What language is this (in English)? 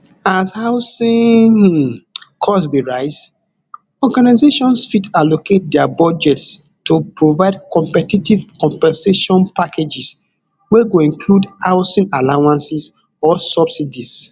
Nigerian Pidgin